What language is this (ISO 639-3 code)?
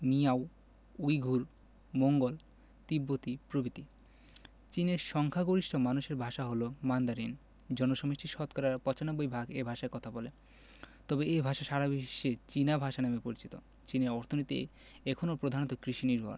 ben